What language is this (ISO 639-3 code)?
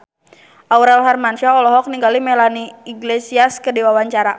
sun